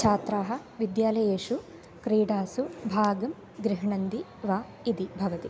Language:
Sanskrit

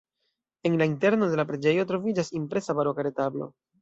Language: Esperanto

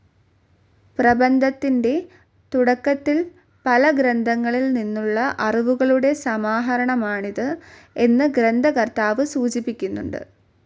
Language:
Malayalam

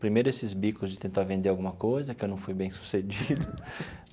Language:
Portuguese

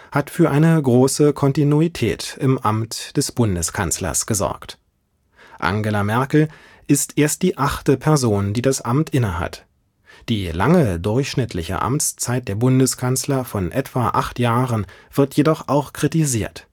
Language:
German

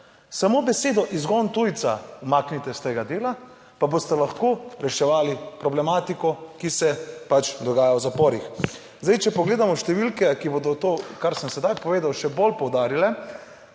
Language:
Slovenian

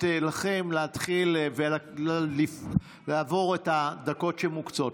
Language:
Hebrew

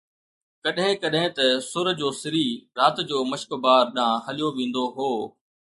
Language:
Sindhi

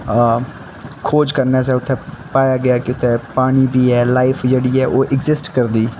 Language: Dogri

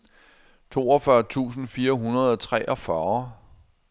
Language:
Danish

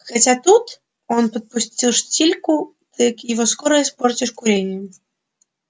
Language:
Russian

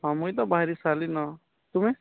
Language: Odia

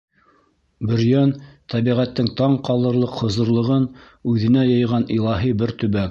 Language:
Bashkir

